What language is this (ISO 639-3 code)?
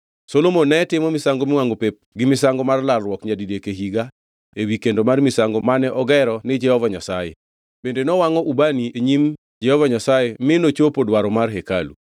luo